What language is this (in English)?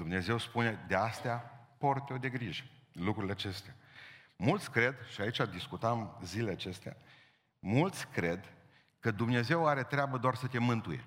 Romanian